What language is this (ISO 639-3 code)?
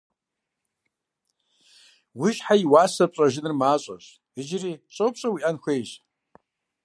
kbd